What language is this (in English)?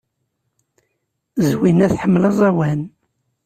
Kabyle